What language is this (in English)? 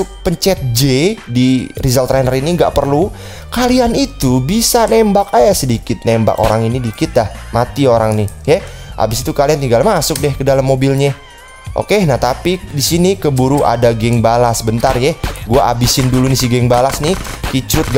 Indonesian